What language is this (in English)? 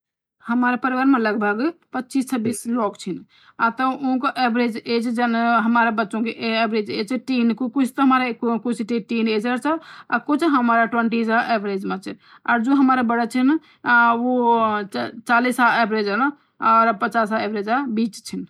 Garhwali